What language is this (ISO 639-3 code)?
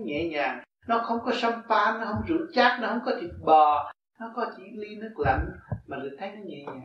vie